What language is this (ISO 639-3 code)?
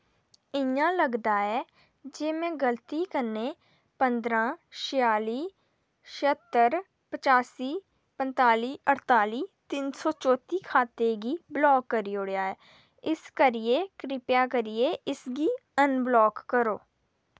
doi